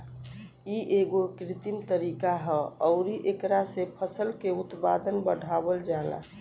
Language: Bhojpuri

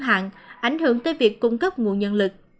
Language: Vietnamese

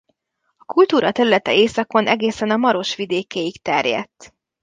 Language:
Hungarian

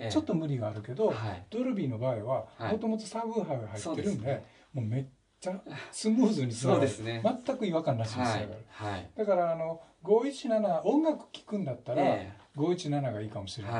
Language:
Japanese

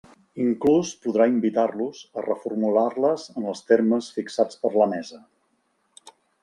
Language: Catalan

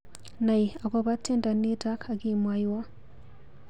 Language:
Kalenjin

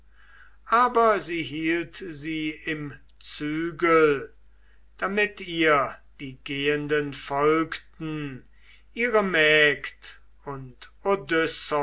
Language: German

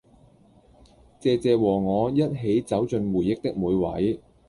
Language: Cantonese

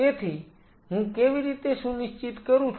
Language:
Gujarati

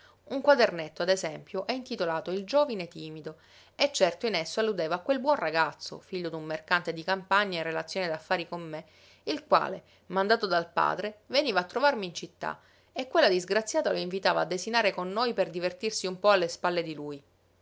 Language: Italian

